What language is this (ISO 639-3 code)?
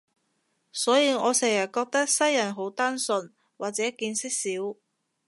yue